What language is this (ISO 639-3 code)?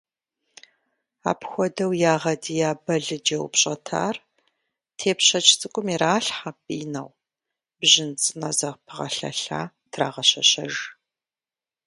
kbd